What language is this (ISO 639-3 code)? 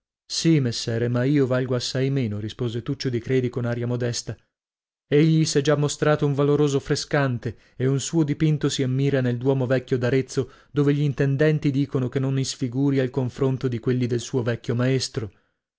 ita